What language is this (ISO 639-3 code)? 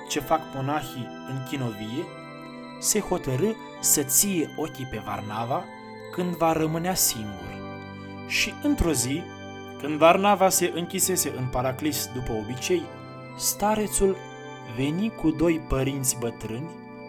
ron